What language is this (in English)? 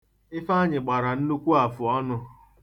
Igbo